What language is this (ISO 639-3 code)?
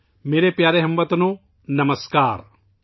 urd